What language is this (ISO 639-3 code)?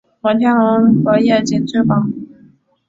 zho